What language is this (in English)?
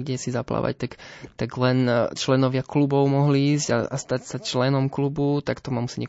Slovak